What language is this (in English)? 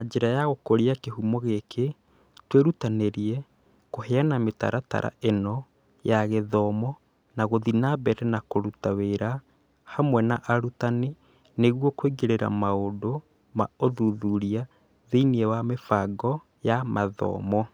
Kikuyu